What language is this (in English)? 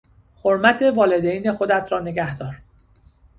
Persian